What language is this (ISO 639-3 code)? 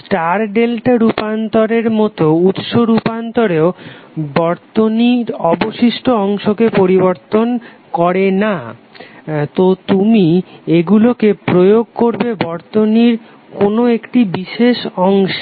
ben